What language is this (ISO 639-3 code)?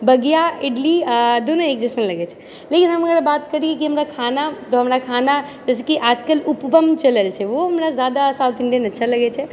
mai